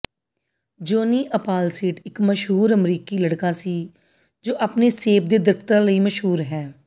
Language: Punjabi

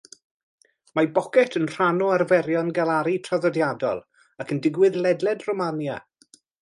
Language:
Welsh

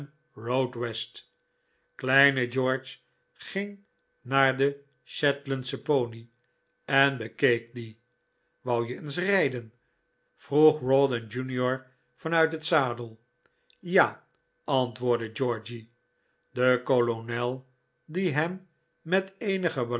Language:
Dutch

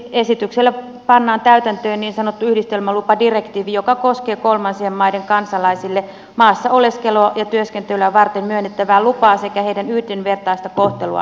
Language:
Finnish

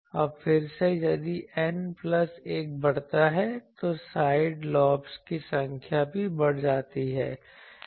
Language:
Hindi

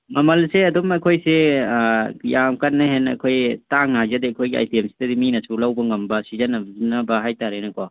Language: Manipuri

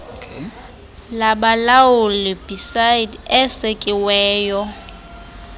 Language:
Xhosa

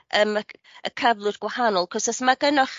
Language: Welsh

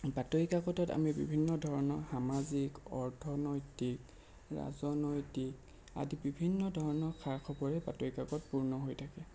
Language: Assamese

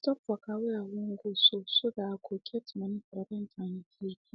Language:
Nigerian Pidgin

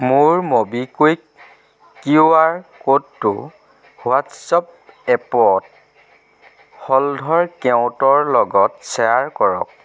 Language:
Assamese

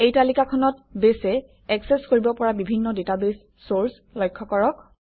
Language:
Assamese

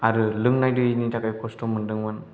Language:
Bodo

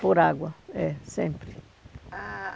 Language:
Portuguese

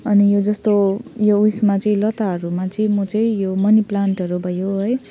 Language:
Nepali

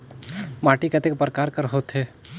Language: Chhattisgarhi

